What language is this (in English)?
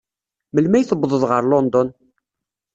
Kabyle